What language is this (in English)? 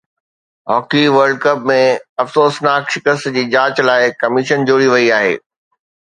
Sindhi